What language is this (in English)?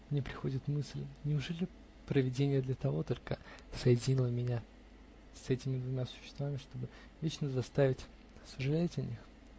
Russian